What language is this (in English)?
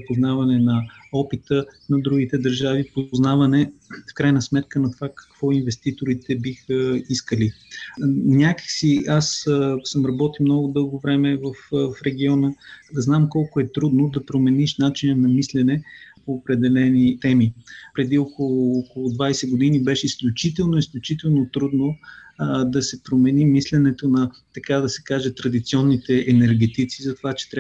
Bulgarian